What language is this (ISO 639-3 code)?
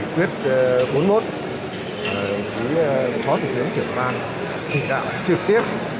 vie